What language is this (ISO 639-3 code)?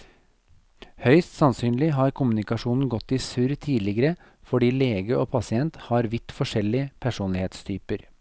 nor